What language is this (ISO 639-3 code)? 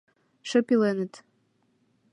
chm